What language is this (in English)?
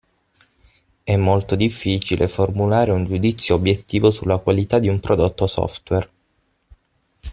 Italian